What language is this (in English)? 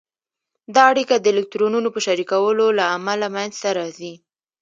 Pashto